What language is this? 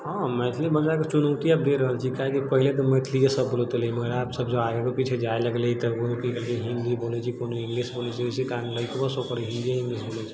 Maithili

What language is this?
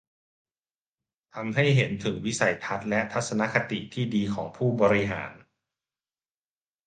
Thai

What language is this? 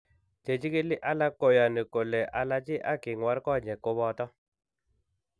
Kalenjin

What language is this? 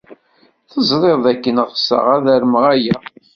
Kabyle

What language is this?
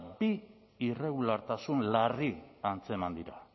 Basque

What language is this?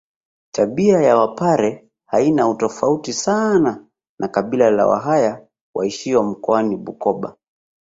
Swahili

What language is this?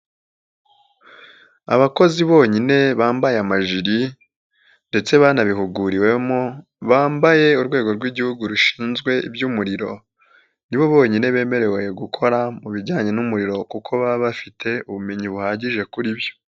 Kinyarwanda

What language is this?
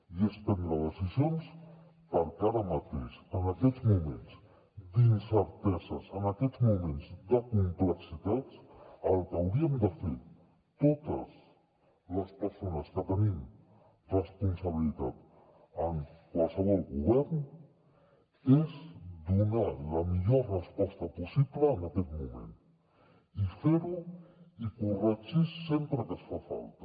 Catalan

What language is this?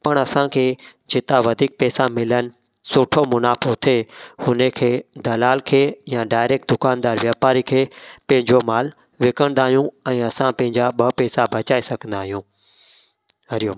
Sindhi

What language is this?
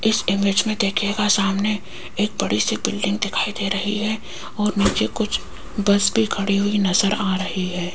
Hindi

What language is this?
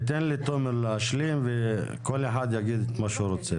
Hebrew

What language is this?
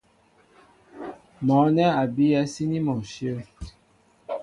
Mbo (Cameroon)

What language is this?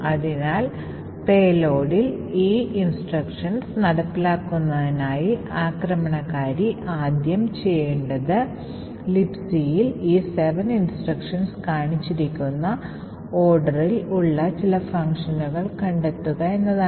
Malayalam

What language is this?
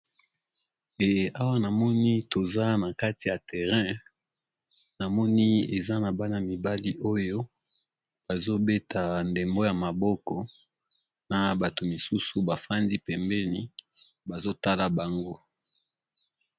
Lingala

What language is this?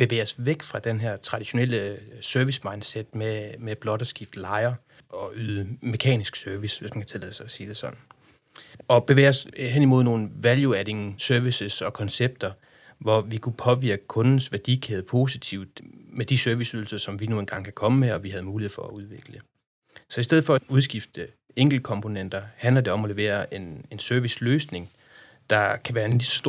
Danish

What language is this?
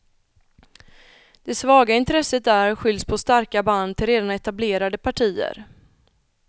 Swedish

